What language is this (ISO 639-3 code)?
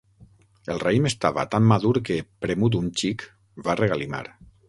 cat